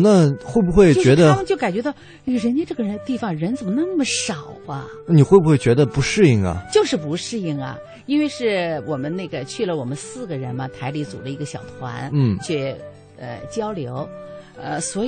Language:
Chinese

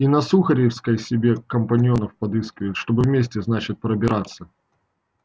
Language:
Russian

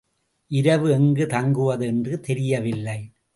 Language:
Tamil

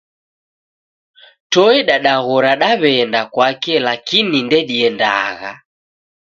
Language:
Taita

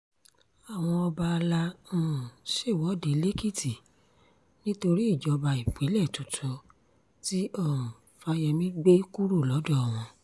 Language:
Yoruba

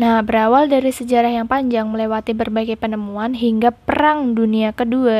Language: Indonesian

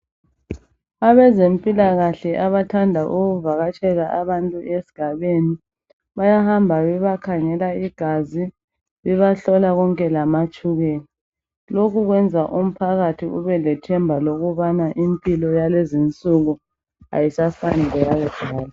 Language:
North Ndebele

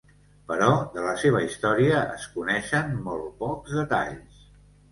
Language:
Catalan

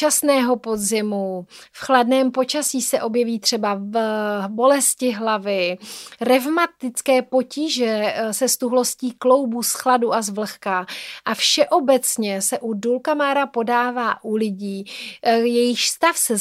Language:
Czech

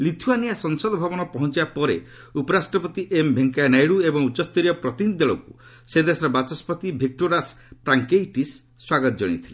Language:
Odia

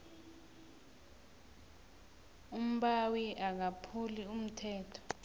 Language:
South Ndebele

